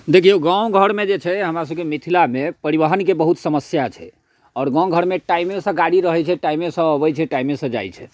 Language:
Maithili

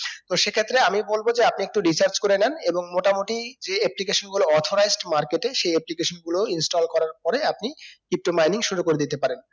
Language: Bangla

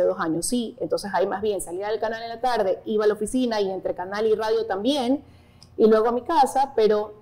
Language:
Spanish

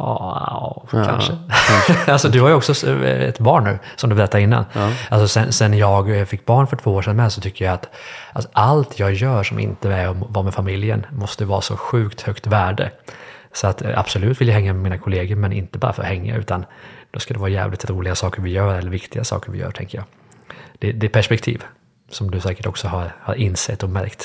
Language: Swedish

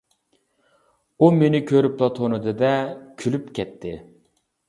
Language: Uyghur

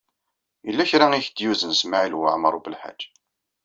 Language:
Kabyle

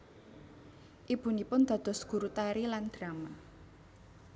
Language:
Javanese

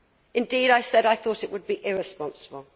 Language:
English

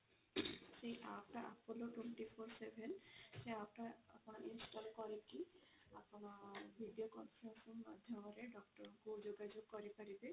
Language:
Odia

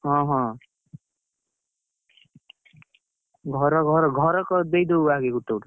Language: Odia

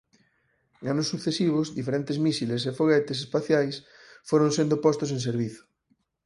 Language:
Galician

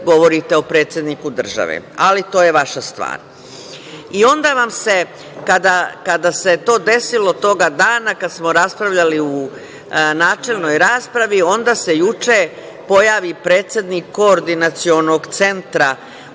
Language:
Serbian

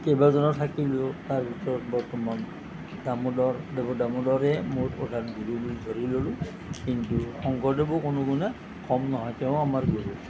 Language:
Assamese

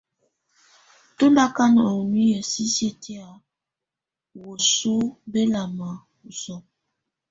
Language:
Tunen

